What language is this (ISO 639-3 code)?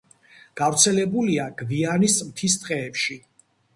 kat